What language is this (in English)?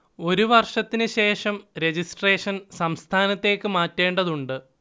Malayalam